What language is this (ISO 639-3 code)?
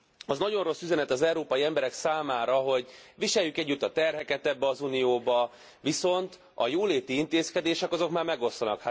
hun